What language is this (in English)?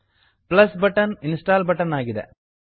Kannada